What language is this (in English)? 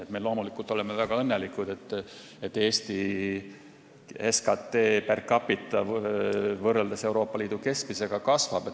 Estonian